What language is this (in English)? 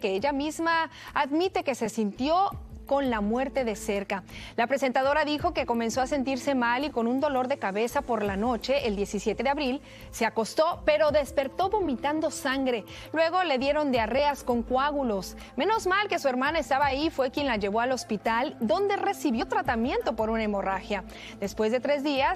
Spanish